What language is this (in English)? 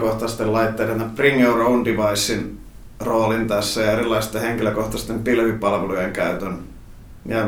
Finnish